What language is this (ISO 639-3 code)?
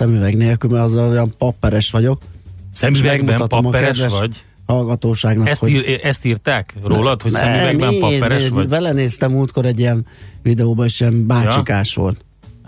hun